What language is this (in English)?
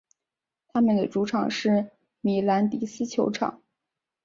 Chinese